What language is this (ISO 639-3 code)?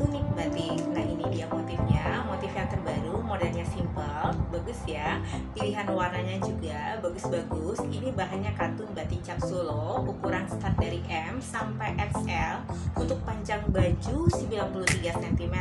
ind